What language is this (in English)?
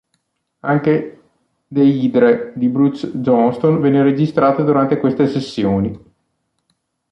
Italian